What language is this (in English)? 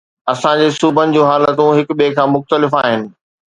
Sindhi